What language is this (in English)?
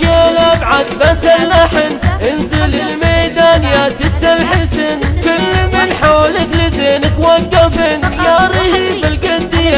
Arabic